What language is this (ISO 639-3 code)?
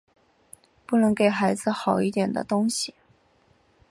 zho